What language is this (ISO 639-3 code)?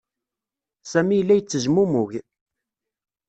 kab